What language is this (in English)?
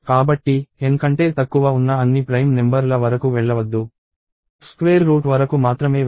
Telugu